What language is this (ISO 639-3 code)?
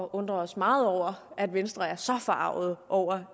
dan